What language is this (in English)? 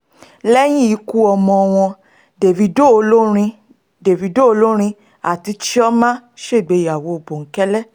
Yoruba